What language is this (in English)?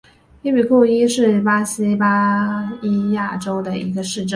Chinese